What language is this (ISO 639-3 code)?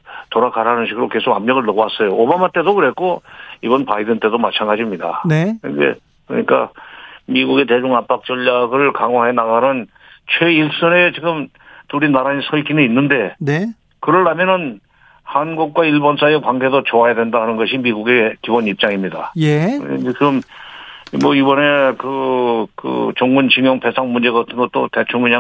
kor